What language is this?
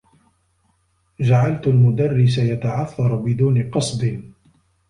Arabic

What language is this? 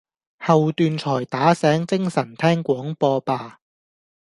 Cantonese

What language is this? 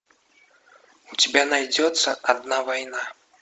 Russian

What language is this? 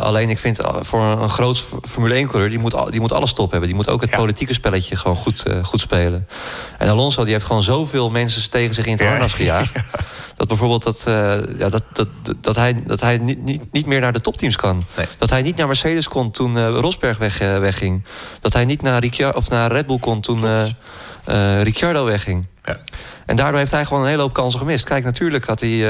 Dutch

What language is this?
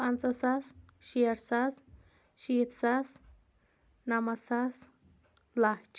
Kashmiri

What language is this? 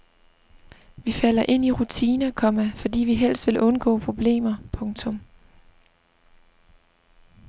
Danish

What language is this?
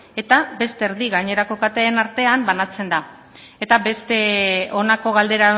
Basque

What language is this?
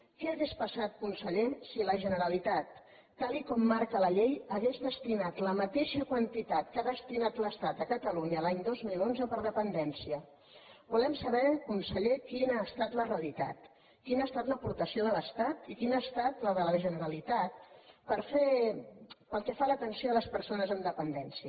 Catalan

